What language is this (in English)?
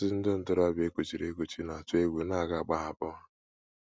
Igbo